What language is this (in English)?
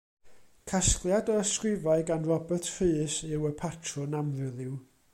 Welsh